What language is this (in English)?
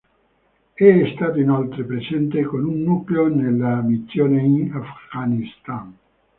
Italian